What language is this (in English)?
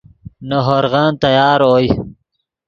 Yidgha